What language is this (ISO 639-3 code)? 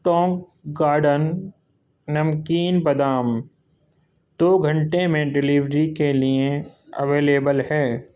urd